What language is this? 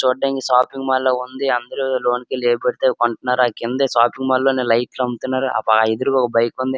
Telugu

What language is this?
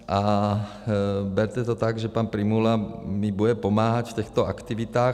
Czech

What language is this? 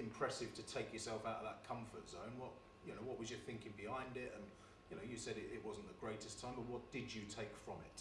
English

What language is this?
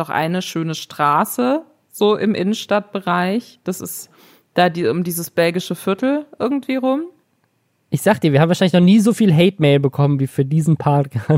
German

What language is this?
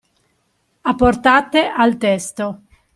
Italian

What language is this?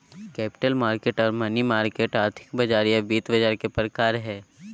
Magahi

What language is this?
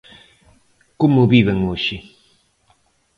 Galician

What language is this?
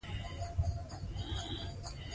Pashto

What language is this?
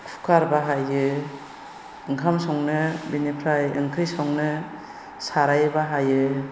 Bodo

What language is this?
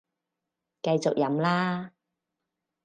Cantonese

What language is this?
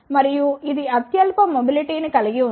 Telugu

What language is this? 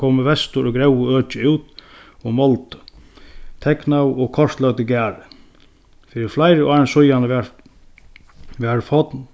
Faroese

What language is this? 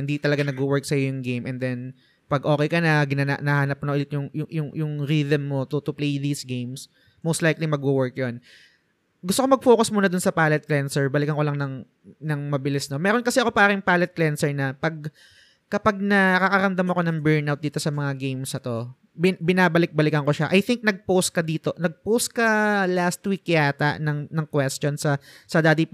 Filipino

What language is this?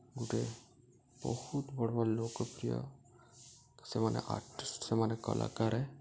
Odia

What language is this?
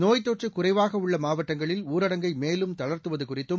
Tamil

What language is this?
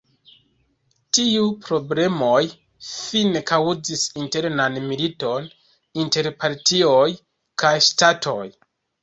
Esperanto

